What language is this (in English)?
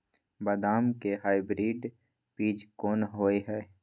Maithili